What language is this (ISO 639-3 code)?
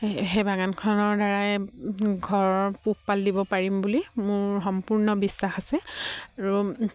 asm